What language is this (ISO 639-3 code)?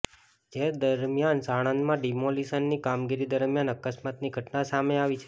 guj